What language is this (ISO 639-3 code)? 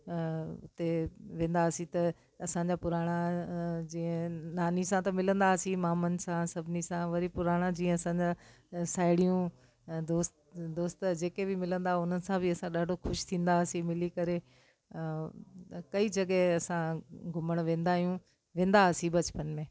snd